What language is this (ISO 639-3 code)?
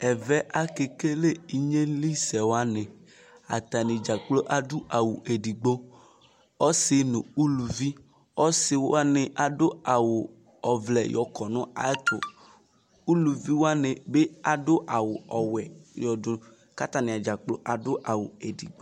kpo